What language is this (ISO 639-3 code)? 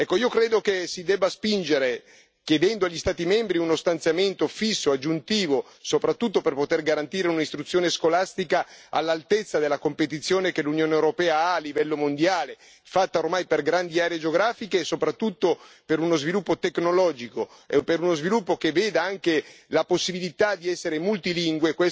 ita